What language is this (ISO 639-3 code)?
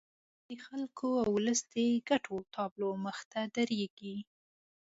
pus